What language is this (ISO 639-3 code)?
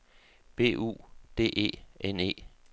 dan